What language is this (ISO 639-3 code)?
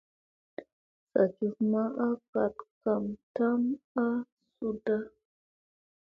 mse